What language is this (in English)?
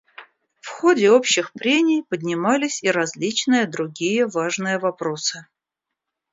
Russian